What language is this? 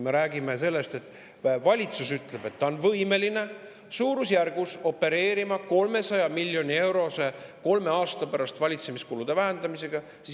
Estonian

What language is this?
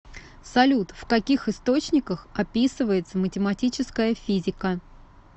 Russian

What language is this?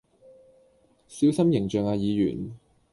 Cantonese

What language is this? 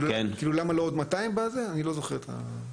Hebrew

